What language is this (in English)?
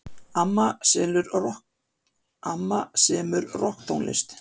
Icelandic